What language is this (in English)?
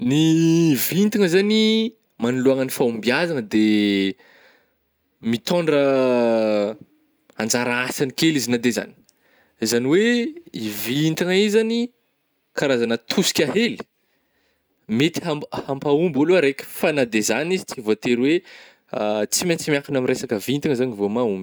Northern Betsimisaraka Malagasy